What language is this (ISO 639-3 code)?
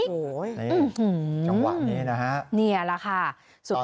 tha